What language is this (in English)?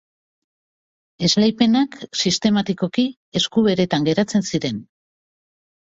Basque